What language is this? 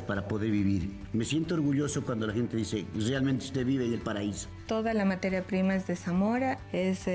Spanish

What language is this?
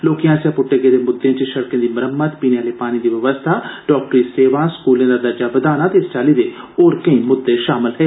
Dogri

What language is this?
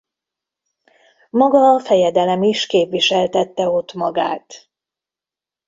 Hungarian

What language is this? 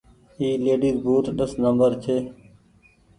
Goaria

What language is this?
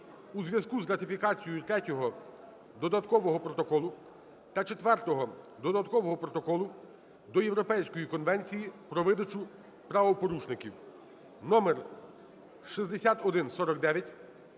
Ukrainian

